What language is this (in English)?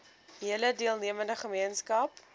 Afrikaans